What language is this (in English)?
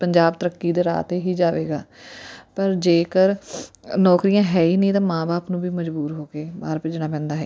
Punjabi